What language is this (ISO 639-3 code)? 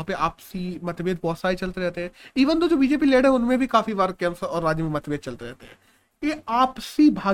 hin